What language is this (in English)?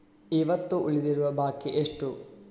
Kannada